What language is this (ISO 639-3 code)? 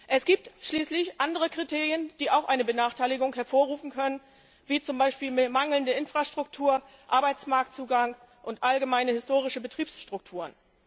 deu